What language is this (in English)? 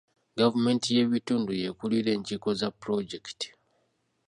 Ganda